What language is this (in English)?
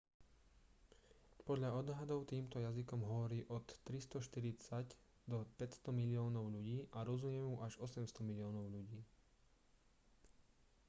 Slovak